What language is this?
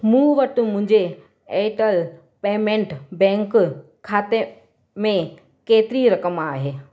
Sindhi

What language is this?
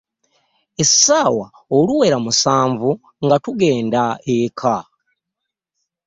Ganda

